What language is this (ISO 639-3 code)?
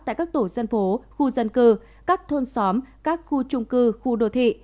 vie